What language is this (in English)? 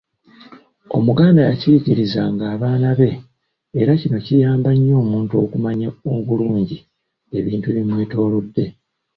Ganda